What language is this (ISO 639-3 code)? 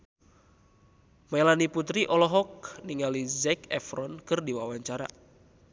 sun